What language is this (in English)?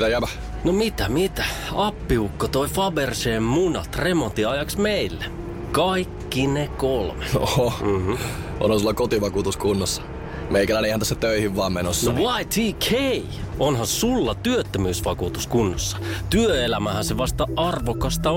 Finnish